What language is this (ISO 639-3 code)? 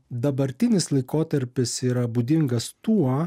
lit